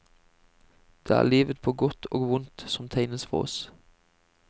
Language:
Norwegian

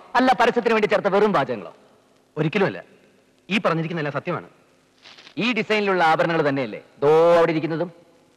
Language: Malayalam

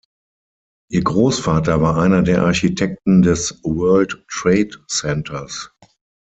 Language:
German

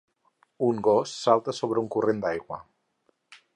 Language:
Catalan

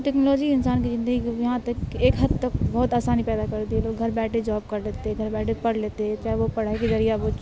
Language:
Urdu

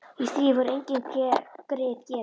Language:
Icelandic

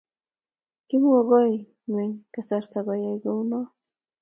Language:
Kalenjin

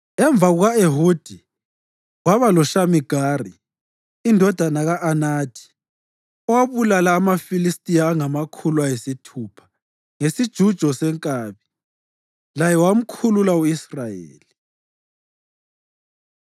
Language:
North Ndebele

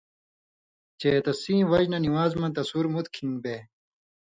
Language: Indus Kohistani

